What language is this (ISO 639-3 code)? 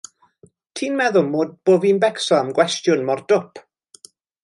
cym